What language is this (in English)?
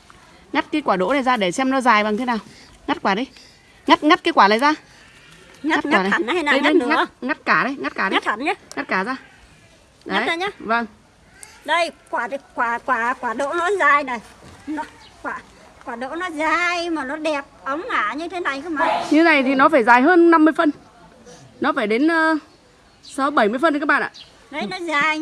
Vietnamese